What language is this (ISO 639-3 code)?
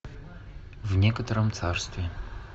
rus